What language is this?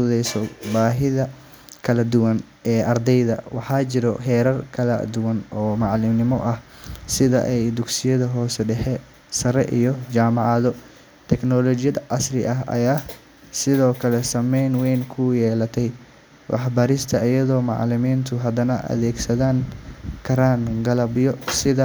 Somali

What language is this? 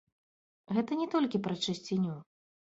Belarusian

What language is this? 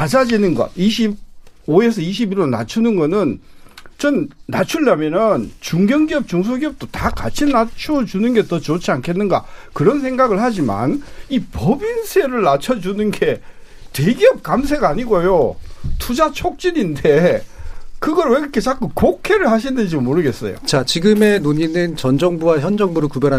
Korean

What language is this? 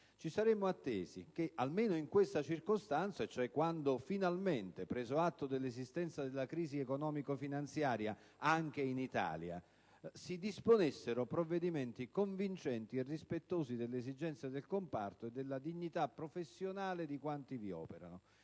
Italian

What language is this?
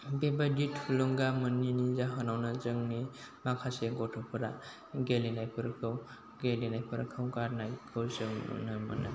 Bodo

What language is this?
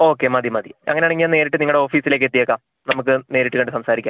Malayalam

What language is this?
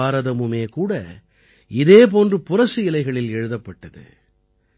Tamil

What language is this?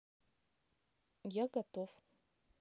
Russian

